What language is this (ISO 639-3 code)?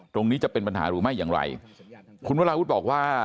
tha